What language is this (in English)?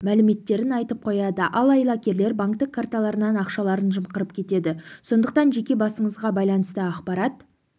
Kazakh